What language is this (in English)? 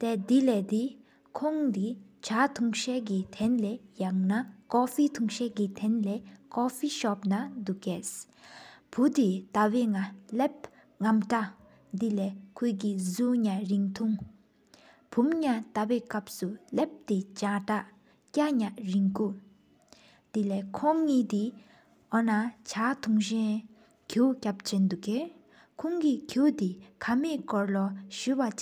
Sikkimese